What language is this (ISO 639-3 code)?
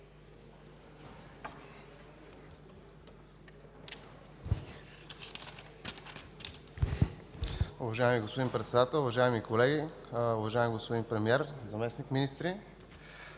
bul